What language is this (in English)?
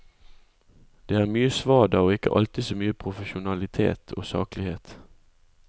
Norwegian